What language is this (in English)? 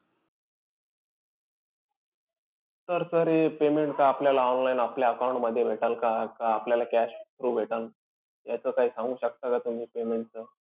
Marathi